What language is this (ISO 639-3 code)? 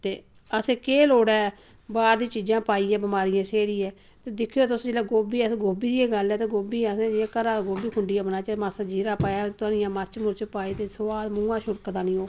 doi